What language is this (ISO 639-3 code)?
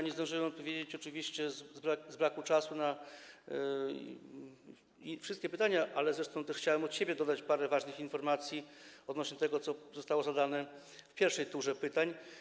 pol